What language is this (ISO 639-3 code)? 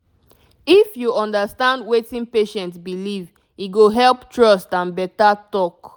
pcm